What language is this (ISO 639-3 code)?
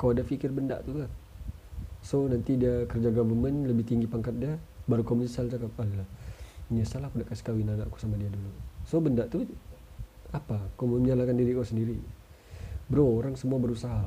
msa